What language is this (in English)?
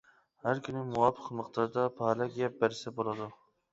Uyghur